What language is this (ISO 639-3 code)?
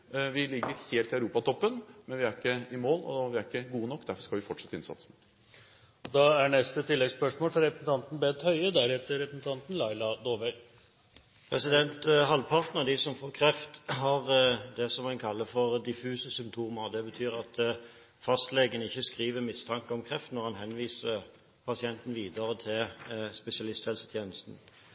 nor